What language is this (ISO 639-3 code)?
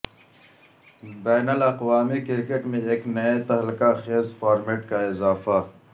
urd